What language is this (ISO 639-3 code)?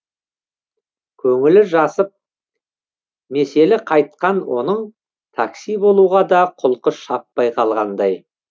kaz